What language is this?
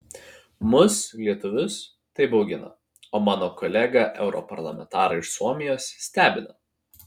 Lithuanian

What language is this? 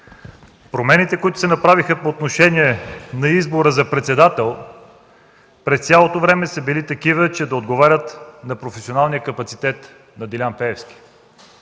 Bulgarian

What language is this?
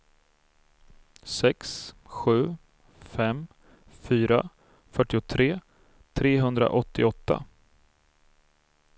Swedish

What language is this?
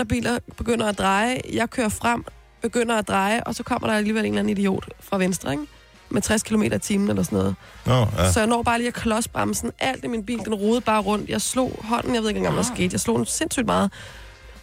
Danish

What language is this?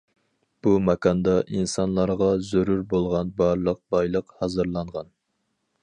Uyghur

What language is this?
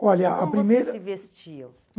Portuguese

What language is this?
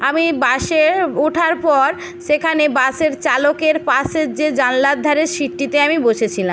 Bangla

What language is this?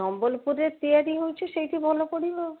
Odia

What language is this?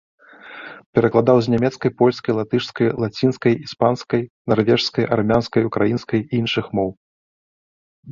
Belarusian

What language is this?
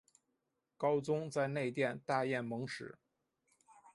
Chinese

